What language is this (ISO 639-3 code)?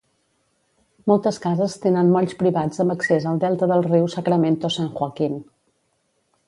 cat